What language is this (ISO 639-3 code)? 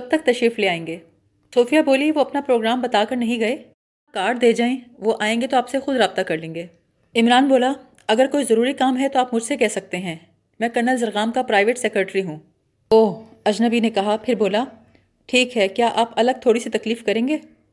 urd